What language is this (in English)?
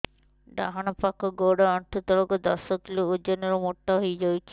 Odia